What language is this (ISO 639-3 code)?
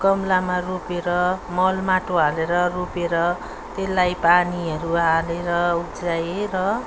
nep